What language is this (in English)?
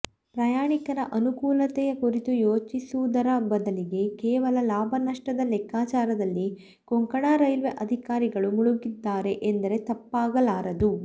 Kannada